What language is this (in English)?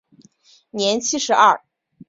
Chinese